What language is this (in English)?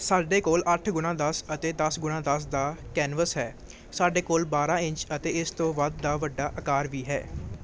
Punjabi